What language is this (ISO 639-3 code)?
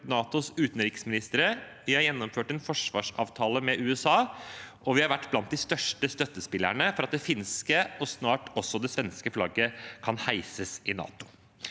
nor